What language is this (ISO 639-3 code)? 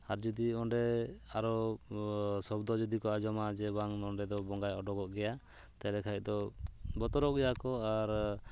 sat